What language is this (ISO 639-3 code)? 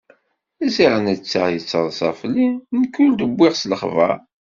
kab